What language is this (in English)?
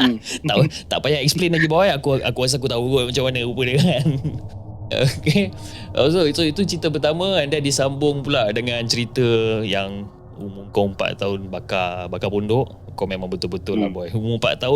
Malay